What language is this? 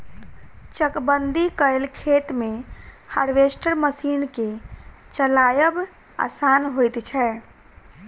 Maithili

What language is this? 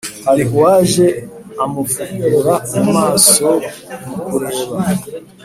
Kinyarwanda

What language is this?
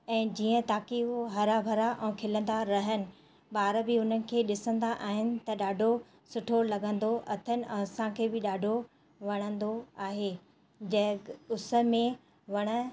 Sindhi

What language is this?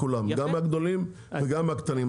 Hebrew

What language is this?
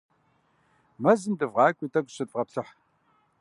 Kabardian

